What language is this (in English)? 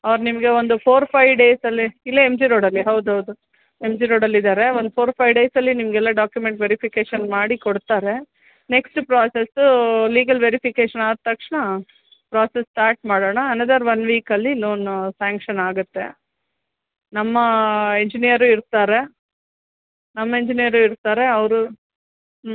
Kannada